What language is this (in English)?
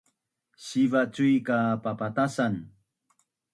Bunun